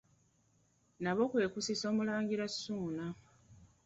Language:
Ganda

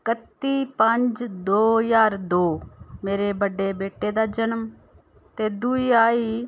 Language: Dogri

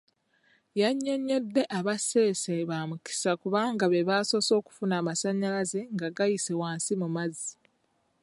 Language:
Ganda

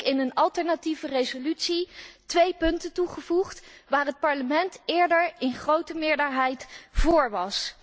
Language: Dutch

